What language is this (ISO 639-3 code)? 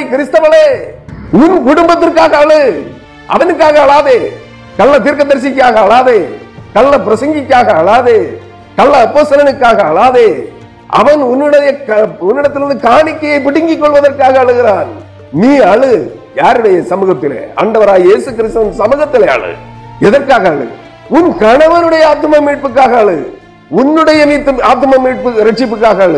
tam